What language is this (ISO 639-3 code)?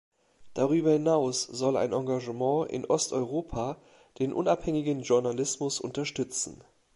deu